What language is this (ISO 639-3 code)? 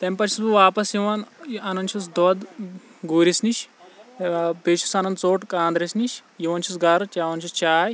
kas